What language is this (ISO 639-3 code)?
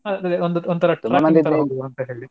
kan